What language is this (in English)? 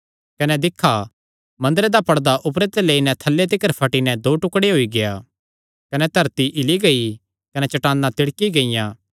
Kangri